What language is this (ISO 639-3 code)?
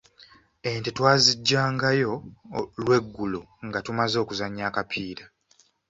lug